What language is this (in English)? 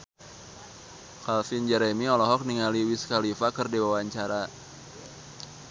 Sundanese